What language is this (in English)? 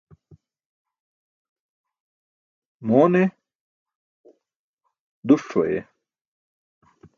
Burushaski